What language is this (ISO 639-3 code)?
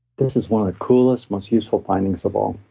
eng